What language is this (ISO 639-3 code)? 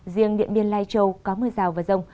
vie